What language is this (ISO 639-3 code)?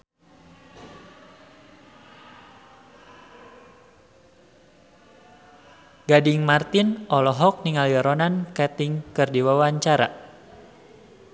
sun